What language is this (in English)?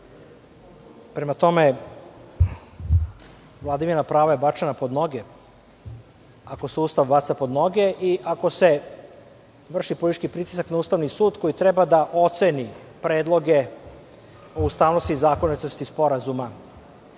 Serbian